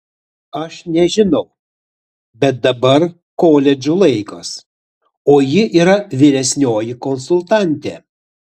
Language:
Lithuanian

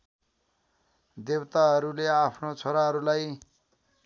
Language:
Nepali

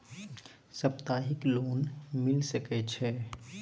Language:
Maithili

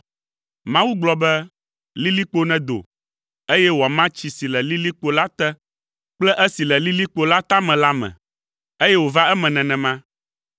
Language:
Ewe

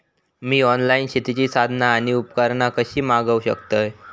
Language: Marathi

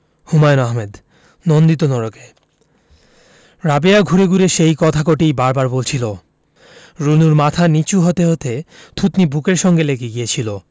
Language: Bangla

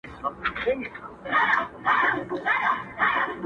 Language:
Pashto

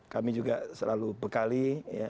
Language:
Indonesian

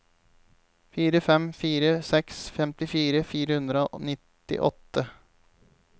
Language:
Norwegian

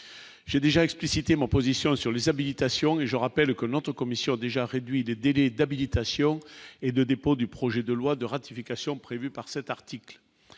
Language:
French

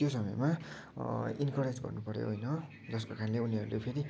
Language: Nepali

